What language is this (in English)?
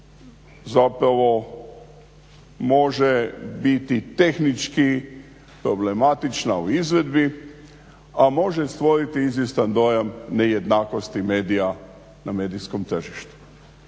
Croatian